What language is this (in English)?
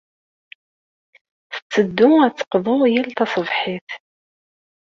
Kabyle